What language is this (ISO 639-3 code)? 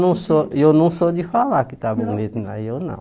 por